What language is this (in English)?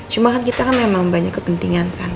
Indonesian